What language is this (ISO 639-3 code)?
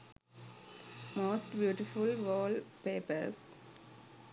sin